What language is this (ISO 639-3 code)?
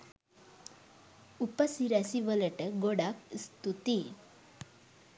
sin